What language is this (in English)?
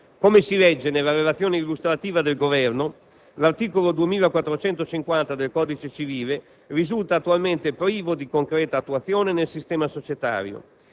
Italian